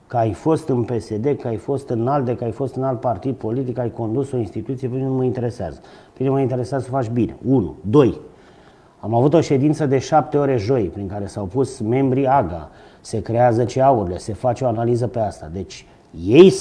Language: Romanian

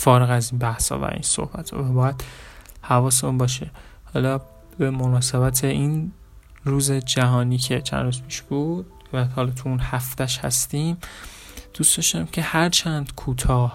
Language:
Persian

